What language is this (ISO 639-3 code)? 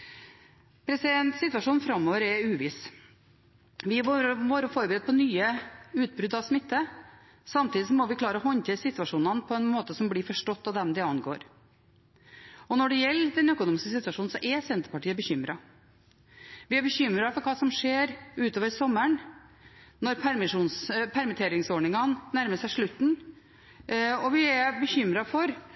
nob